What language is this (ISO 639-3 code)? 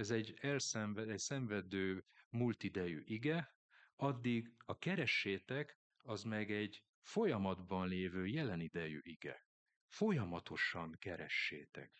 hun